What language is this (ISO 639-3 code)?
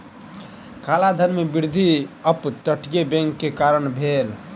mai